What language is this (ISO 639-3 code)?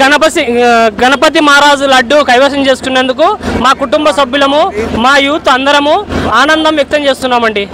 tel